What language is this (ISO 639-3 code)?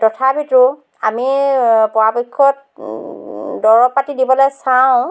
asm